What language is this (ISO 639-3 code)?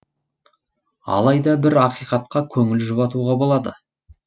kaz